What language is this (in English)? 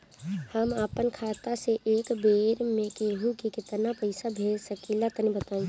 Bhojpuri